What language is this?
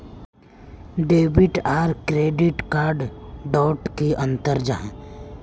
Magahi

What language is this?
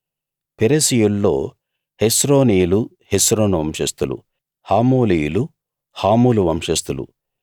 Telugu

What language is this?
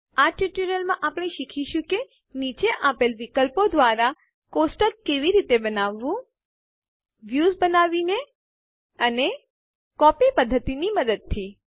Gujarati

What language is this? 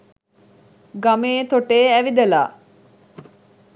Sinhala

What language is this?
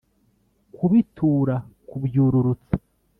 Kinyarwanda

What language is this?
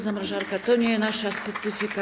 Polish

